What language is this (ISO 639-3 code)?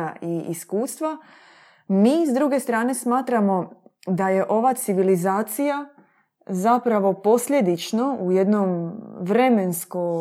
hrv